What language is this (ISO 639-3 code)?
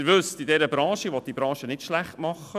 gsw